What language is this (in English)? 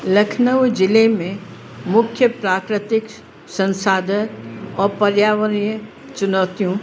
Sindhi